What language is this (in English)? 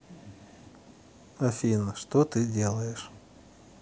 Russian